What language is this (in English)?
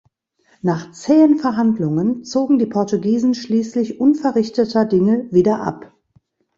German